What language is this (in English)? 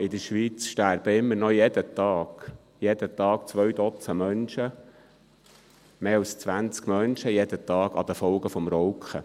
Swiss German